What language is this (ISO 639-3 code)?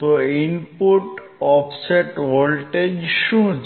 guj